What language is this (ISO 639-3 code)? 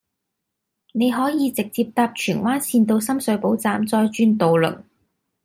yue